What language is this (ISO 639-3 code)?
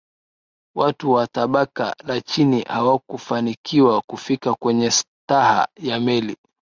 swa